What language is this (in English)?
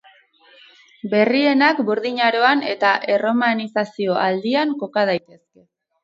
Basque